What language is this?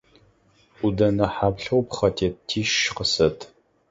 Adyghe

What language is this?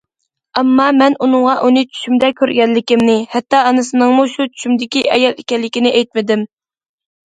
Uyghur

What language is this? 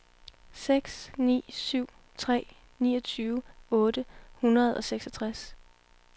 Danish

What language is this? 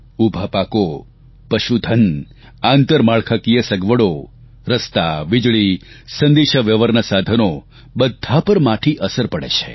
Gujarati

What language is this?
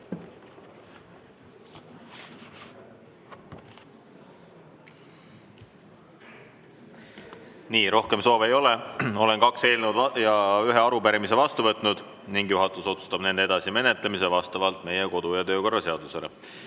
Estonian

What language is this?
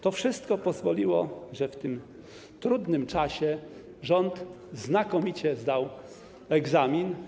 Polish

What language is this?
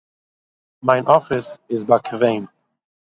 Yiddish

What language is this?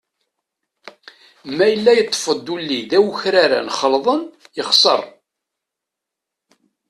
Kabyle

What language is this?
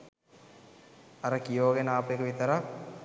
Sinhala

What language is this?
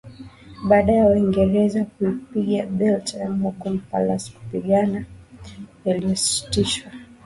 Swahili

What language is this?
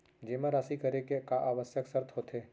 Chhattisgarhi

